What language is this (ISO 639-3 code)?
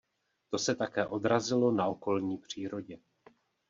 ces